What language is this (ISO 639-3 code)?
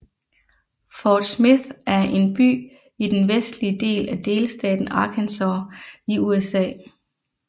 dan